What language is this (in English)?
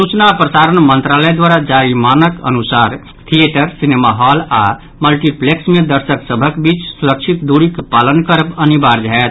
Maithili